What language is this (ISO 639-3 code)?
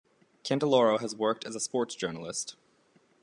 eng